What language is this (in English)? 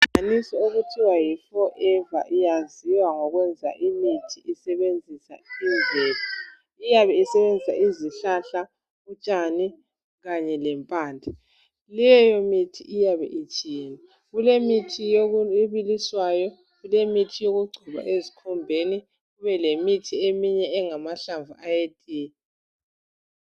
North Ndebele